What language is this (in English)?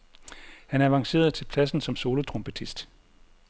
Danish